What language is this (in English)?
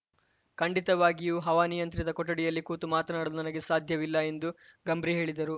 Kannada